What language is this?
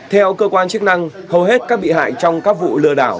Vietnamese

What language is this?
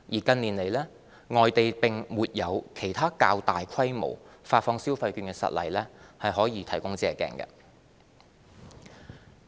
Cantonese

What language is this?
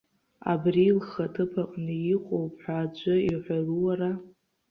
Abkhazian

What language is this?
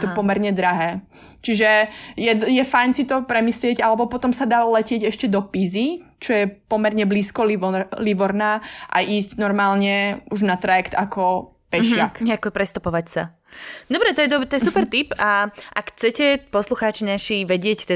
Slovak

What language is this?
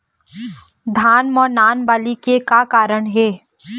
Chhattisgarhi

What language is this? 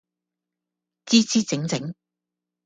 Cantonese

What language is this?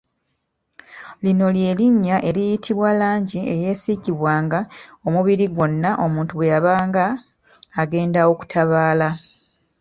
Ganda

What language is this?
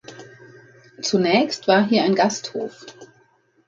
German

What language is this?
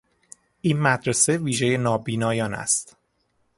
Persian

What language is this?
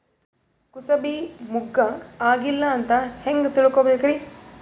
Kannada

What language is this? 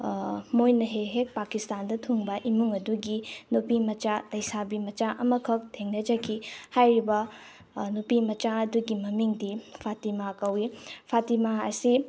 Manipuri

